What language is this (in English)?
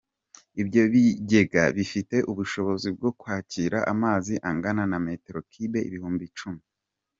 Kinyarwanda